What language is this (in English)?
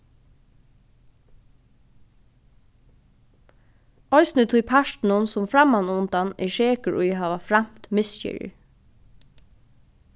Faroese